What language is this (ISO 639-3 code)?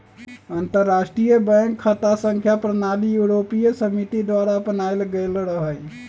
mag